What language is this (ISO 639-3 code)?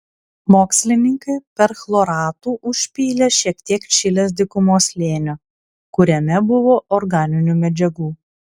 lit